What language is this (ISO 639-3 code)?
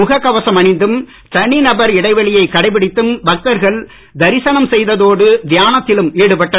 tam